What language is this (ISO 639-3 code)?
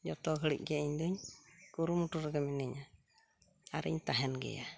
sat